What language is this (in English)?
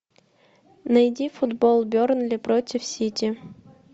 Russian